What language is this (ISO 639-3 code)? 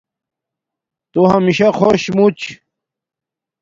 dmk